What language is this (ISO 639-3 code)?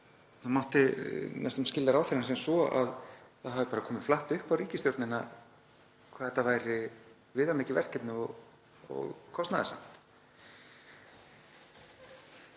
isl